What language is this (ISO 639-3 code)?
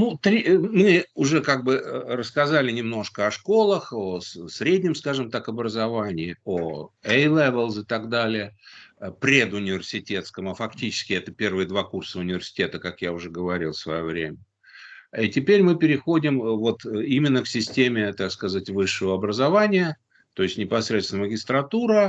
rus